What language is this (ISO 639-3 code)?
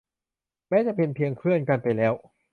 tha